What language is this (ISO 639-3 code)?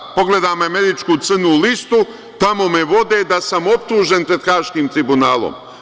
srp